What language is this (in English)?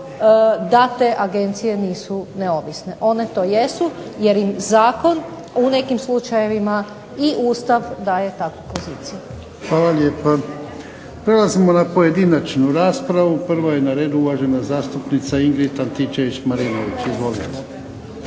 Croatian